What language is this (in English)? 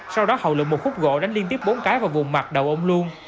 Vietnamese